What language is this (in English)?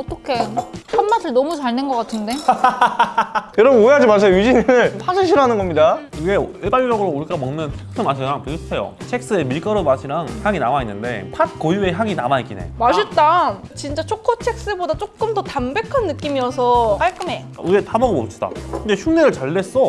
Korean